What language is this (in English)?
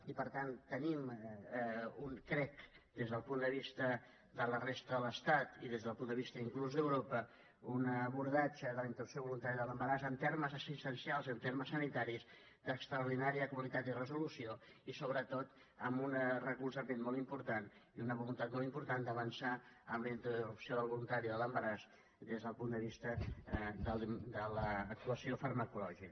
Catalan